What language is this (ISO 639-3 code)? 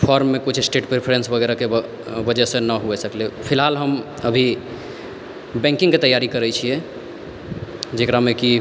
mai